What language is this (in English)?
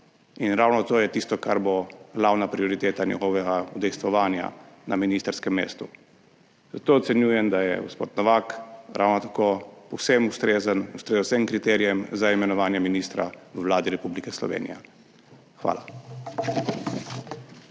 Slovenian